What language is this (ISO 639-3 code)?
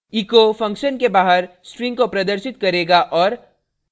hin